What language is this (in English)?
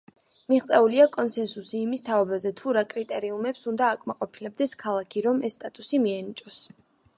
Georgian